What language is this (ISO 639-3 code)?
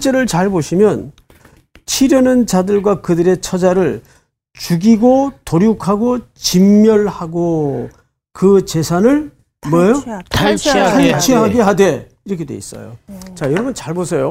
kor